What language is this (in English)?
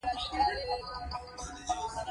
Pashto